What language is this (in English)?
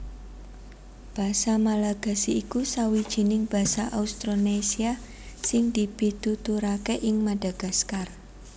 Javanese